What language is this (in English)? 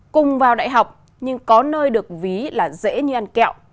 Vietnamese